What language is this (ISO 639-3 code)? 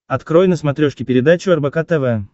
rus